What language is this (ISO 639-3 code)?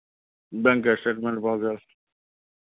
mai